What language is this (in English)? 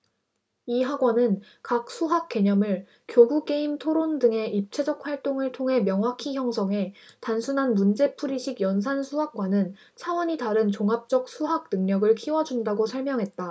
Korean